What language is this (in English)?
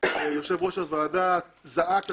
Hebrew